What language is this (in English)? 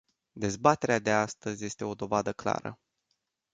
Romanian